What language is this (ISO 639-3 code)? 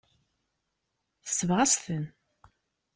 kab